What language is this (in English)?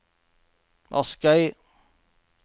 Norwegian